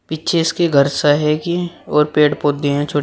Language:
Hindi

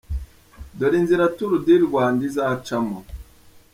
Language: Kinyarwanda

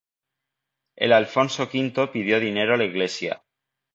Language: Spanish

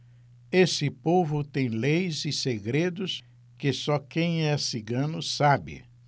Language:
Portuguese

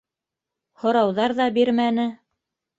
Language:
Bashkir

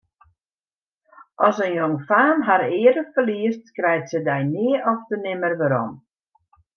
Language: Western Frisian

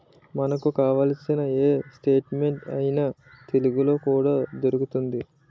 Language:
Telugu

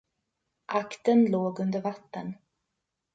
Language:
Swedish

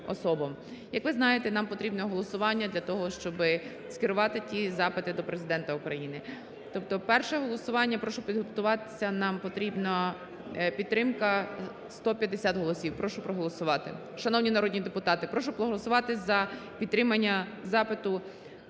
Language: Ukrainian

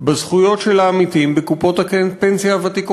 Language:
Hebrew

